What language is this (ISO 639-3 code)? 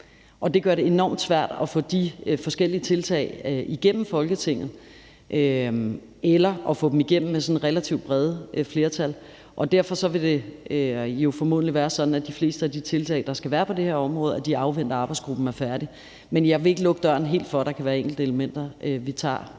dan